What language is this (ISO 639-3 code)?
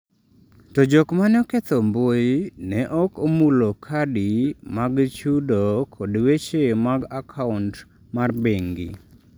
luo